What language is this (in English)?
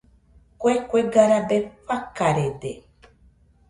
Nüpode Huitoto